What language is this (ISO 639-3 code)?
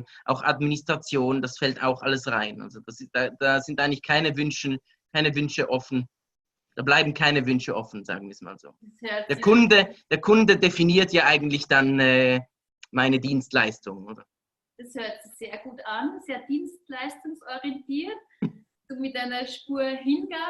deu